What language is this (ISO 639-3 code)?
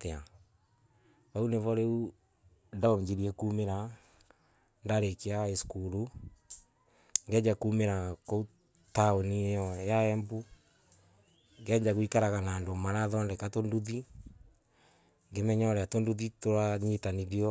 ebu